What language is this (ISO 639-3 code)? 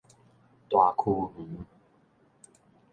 nan